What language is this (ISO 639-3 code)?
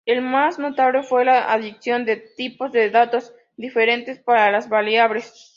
spa